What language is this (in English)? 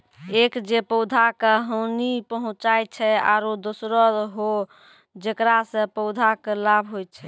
Maithili